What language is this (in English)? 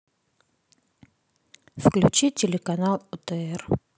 Russian